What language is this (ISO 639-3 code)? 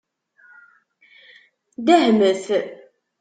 kab